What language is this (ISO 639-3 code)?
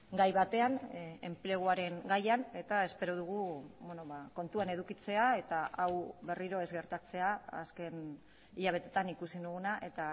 eus